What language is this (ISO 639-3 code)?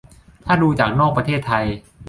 tha